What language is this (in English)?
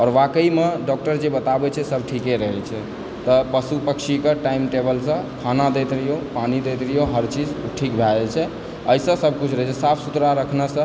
Maithili